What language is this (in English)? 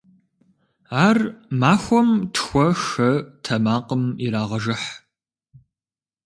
Kabardian